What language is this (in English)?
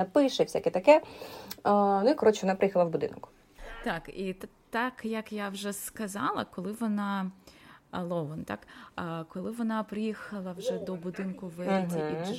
Ukrainian